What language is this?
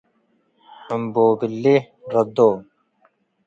Tigre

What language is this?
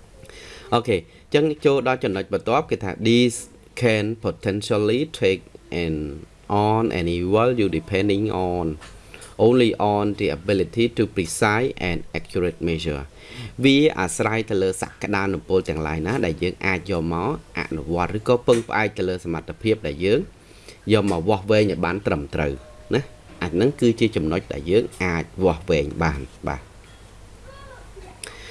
Vietnamese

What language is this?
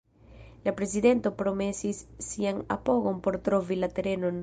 Esperanto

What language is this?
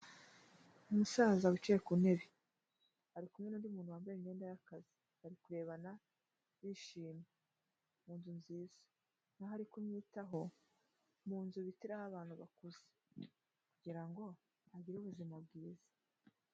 Kinyarwanda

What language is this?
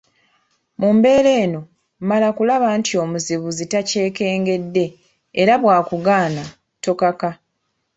Ganda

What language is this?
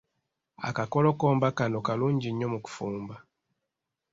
Ganda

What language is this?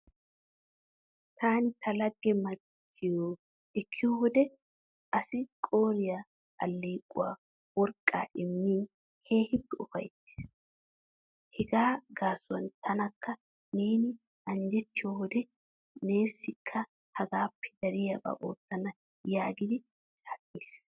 Wolaytta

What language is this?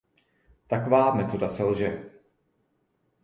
Czech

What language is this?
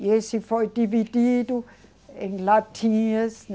Portuguese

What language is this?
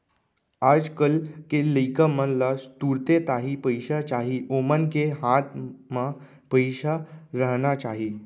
Chhattisgarhi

